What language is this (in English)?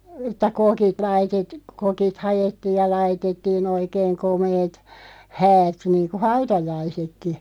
Finnish